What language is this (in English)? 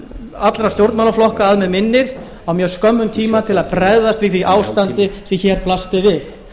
Icelandic